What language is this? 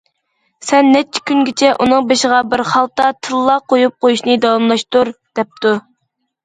Uyghur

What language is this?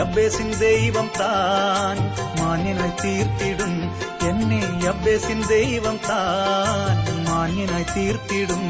Malayalam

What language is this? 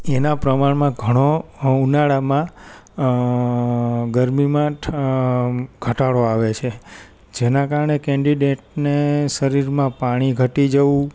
Gujarati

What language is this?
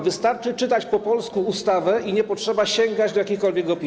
Polish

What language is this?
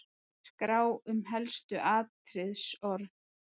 Icelandic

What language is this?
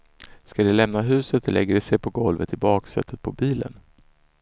Swedish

